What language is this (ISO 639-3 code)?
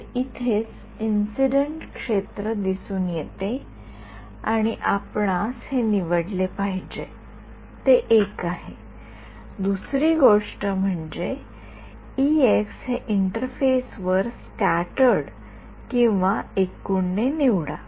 mar